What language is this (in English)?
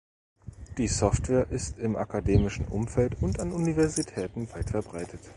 German